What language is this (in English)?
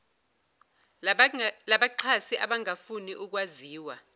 Zulu